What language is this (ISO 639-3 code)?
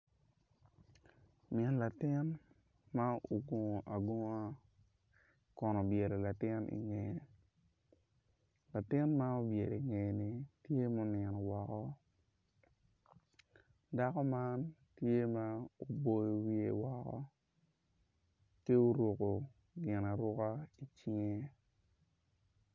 ach